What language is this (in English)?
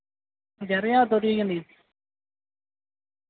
Dogri